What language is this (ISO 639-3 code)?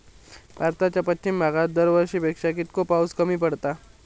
mar